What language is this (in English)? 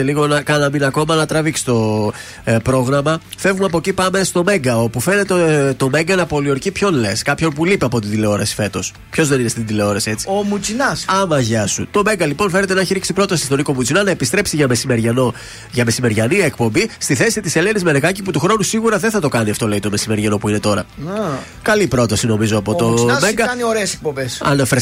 Greek